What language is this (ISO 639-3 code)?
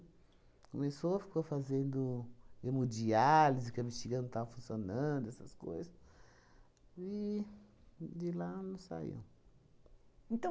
por